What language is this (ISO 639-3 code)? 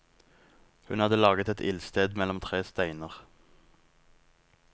nor